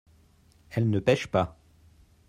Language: French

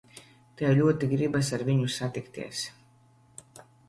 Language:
Latvian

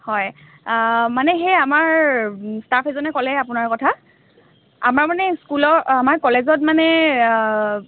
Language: Assamese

